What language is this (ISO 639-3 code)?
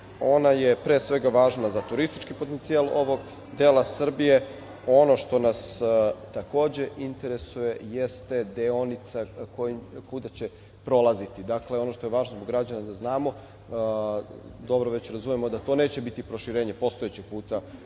srp